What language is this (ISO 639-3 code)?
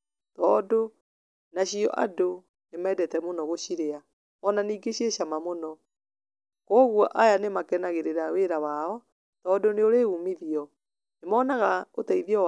kik